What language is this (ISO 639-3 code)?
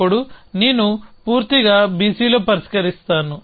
tel